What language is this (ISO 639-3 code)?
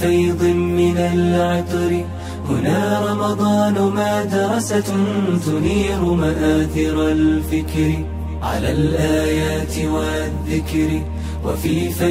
ara